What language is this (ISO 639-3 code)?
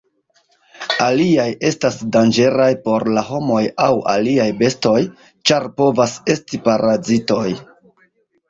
epo